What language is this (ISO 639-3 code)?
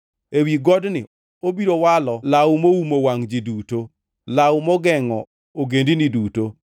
luo